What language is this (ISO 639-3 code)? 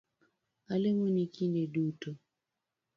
luo